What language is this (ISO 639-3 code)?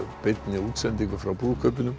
isl